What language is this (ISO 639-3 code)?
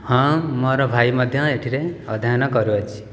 ori